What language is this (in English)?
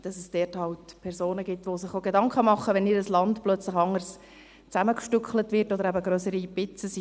Swiss German